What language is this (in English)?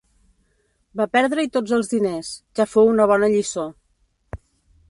Catalan